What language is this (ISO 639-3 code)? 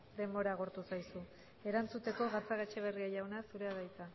eus